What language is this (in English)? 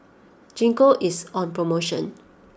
English